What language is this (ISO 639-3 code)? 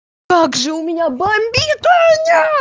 rus